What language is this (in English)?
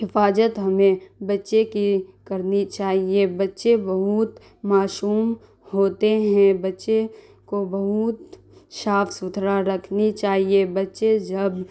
Urdu